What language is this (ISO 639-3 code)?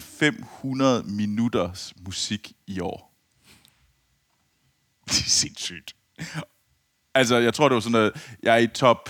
dan